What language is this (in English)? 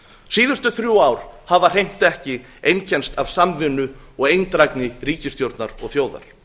Icelandic